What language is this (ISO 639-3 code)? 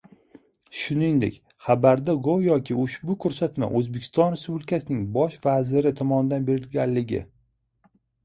uzb